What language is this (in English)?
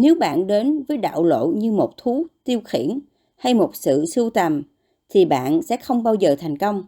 Vietnamese